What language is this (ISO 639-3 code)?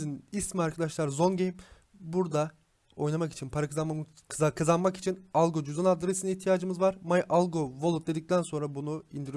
tur